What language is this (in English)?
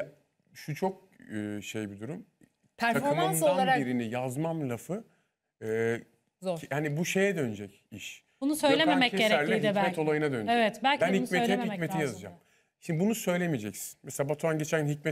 Turkish